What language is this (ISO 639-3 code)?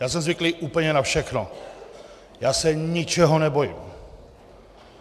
ces